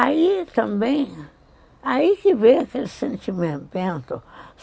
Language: Portuguese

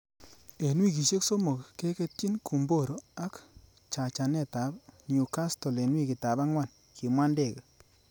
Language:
Kalenjin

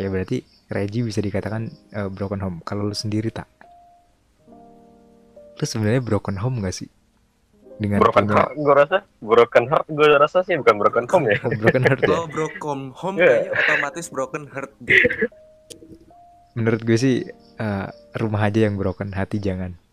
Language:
Indonesian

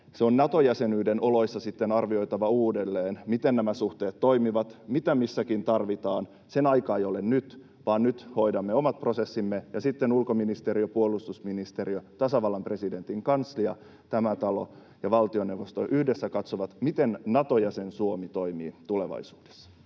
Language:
Finnish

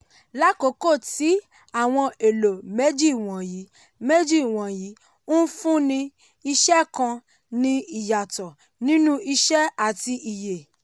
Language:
Yoruba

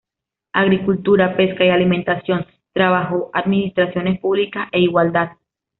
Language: Spanish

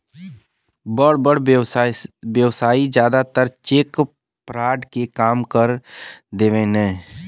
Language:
Bhojpuri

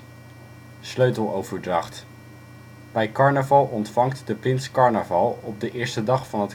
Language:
Dutch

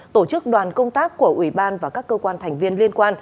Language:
Vietnamese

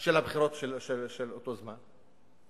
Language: Hebrew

